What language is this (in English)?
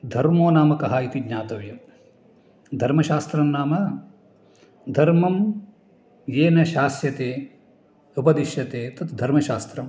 Sanskrit